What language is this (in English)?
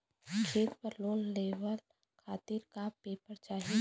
Bhojpuri